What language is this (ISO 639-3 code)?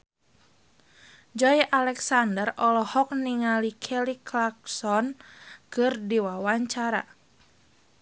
sun